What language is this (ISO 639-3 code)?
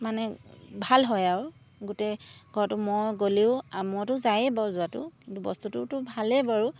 asm